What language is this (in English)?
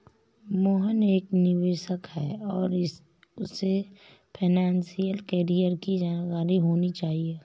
Hindi